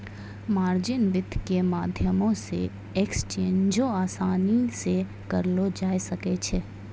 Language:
Maithili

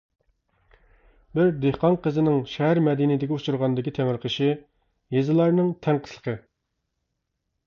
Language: Uyghur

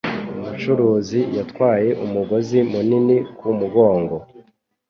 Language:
Kinyarwanda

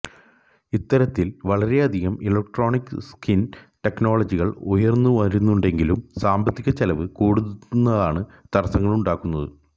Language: Malayalam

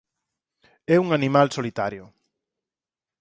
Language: Galician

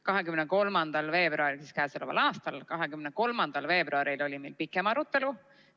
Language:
Estonian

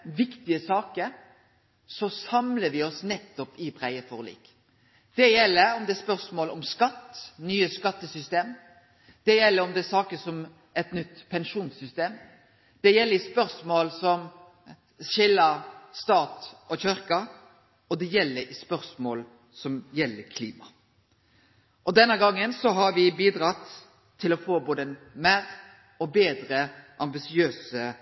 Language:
Norwegian Nynorsk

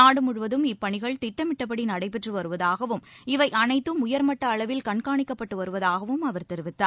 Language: Tamil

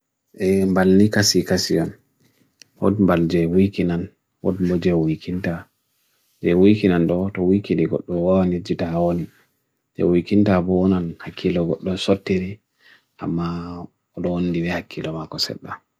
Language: Bagirmi Fulfulde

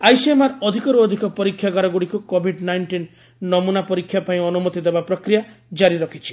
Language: Odia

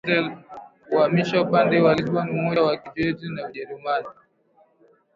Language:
Swahili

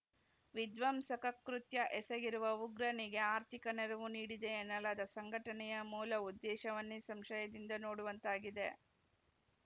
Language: Kannada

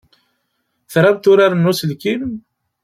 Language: Kabyle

